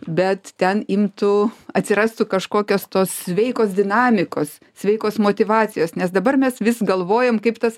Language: Lithuanian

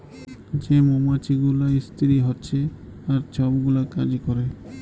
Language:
Bangla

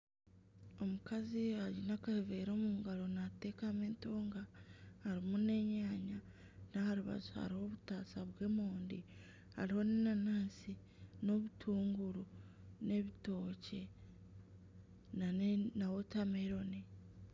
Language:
Nyankole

